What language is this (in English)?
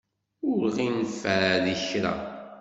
Kabyle